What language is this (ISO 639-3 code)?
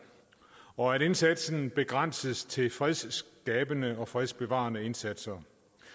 dan